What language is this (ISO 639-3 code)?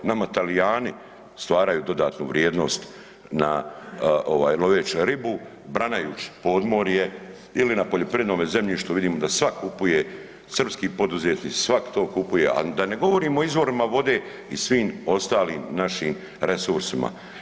hrv